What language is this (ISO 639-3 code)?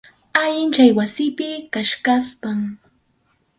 qxu